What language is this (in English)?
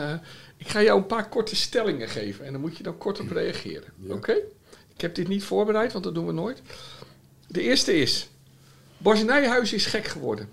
Dutch